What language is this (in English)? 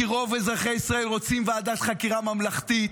Hebrew